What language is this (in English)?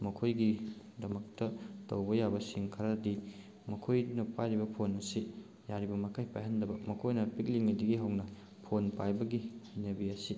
Manipuri